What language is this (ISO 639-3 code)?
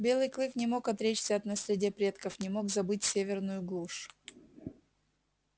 rus